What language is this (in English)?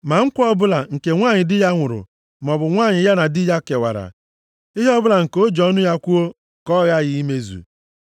Igbo